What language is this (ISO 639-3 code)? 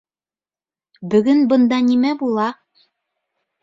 bak